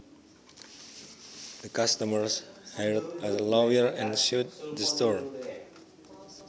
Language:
Javanese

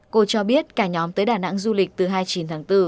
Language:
Vietnamese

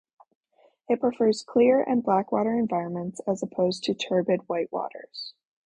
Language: English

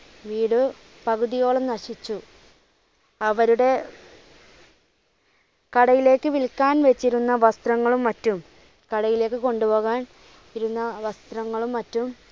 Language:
Malayalam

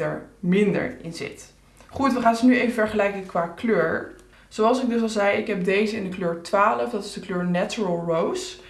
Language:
Dutch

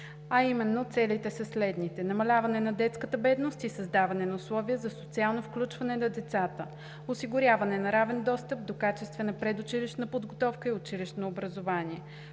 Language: Bulgarian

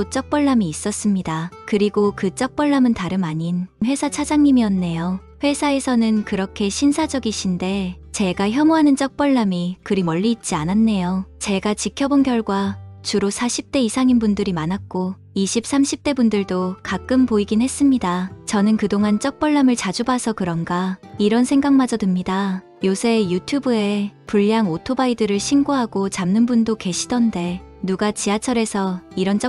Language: Korean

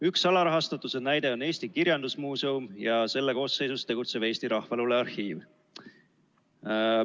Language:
Estonian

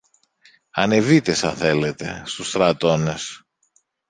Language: Greek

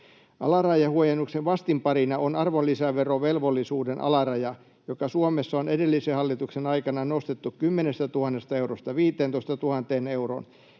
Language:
Finnish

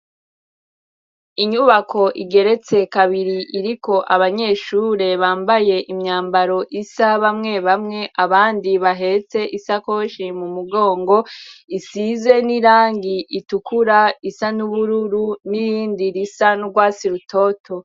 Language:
Rundi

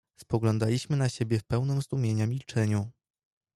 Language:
Polish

